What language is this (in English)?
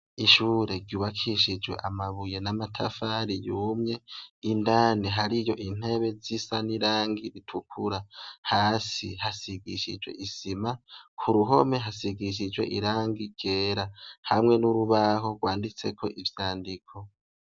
Rundi